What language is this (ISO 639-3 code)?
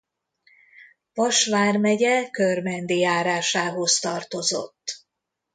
hun